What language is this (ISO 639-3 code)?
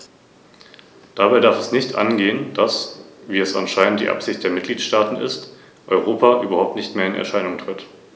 deu